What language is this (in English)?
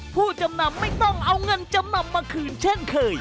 Thai